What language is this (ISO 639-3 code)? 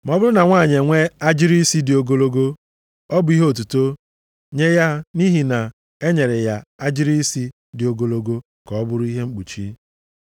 ibo